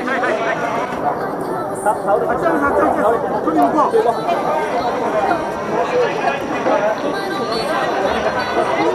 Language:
Japanese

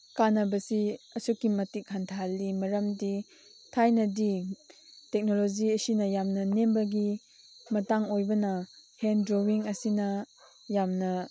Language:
Manipuri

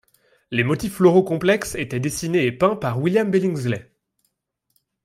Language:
French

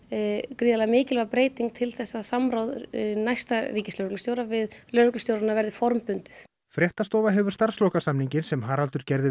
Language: Icelandic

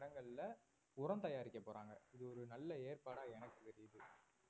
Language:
Tamil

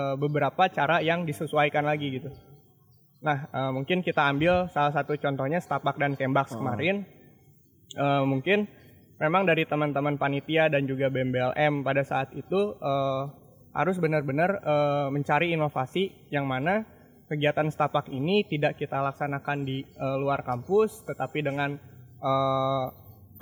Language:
Indonesian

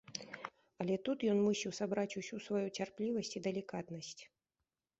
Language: Belarusian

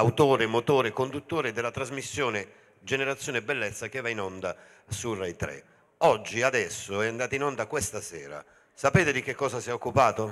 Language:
Italian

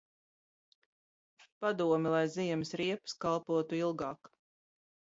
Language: Latvian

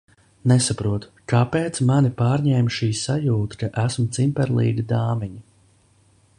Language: Latvian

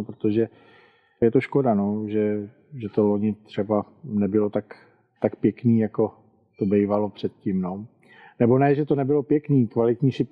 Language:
Czech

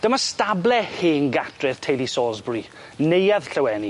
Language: Welsh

